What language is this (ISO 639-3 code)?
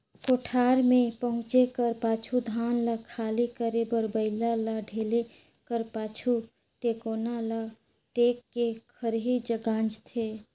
hne